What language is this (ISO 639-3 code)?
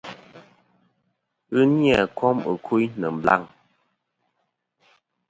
bkm